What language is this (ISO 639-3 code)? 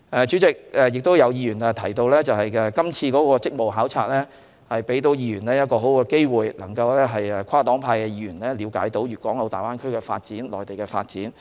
yue